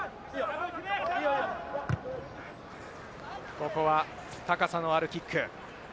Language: Japanese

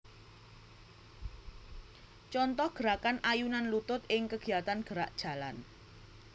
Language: Javanese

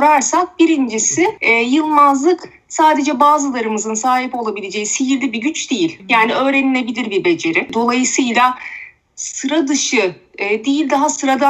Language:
Turkish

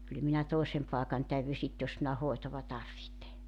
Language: Finnish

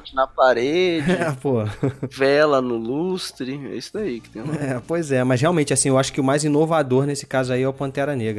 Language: Portuguese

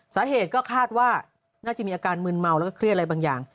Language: Thai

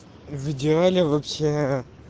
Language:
Russian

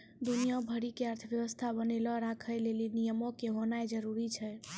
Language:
Maithili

